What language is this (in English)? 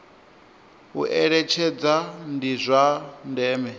Venda